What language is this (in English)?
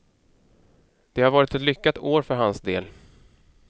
Swedish